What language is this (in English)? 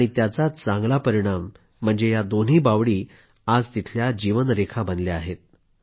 Marathi